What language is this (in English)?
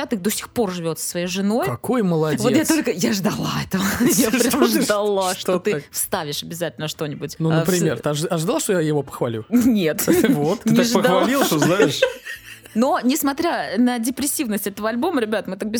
Russian